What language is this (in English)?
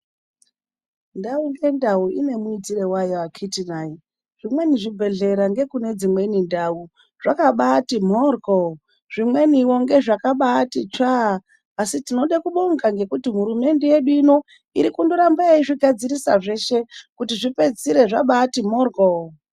Ndau